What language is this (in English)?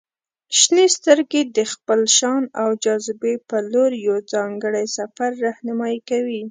Pashto